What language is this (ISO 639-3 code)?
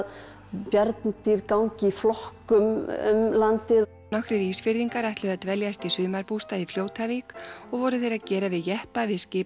isl